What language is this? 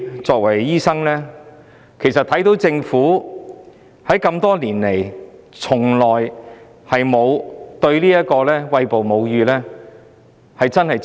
Cantonese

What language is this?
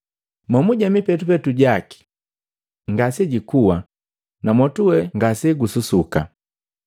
Matengo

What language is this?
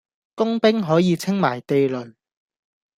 Cantonese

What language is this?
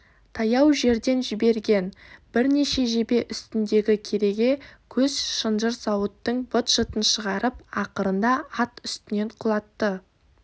Kazakh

